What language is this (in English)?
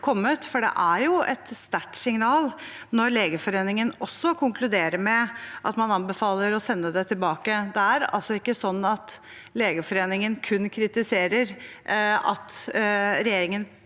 Norwegian